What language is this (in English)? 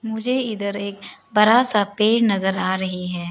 Hindi